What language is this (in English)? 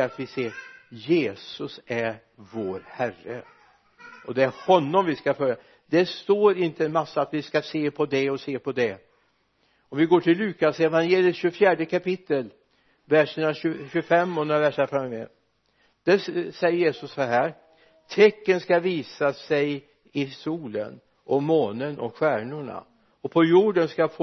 Swedish